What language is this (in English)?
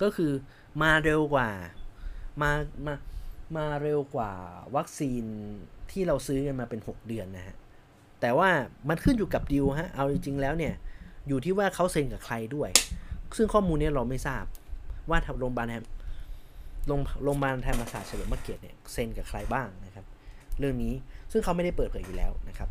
Thai